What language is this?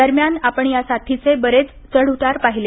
Marathi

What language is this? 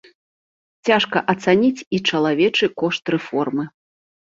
Belarusian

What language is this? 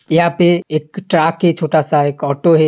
Hindi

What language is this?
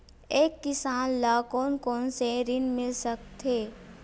Chhattisgarhi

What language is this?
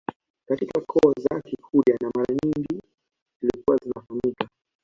Swahili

